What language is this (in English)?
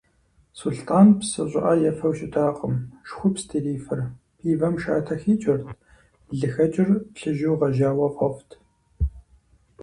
Kabardian